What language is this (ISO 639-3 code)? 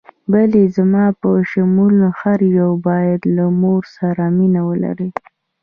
pus